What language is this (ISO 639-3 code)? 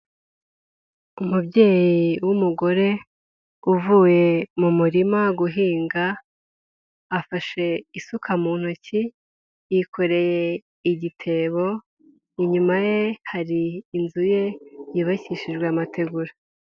kin